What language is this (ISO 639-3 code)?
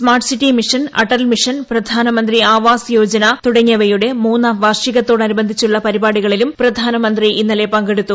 mal